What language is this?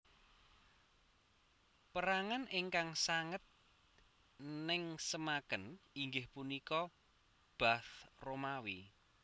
Javanese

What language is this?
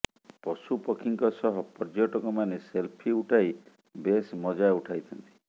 Odia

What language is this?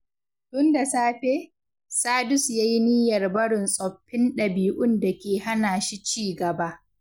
Hausa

